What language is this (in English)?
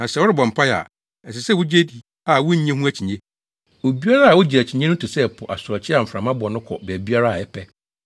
Akan